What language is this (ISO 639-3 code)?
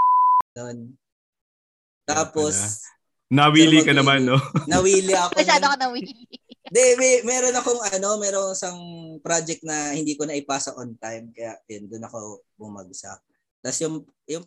fil